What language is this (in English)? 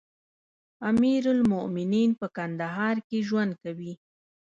Pashto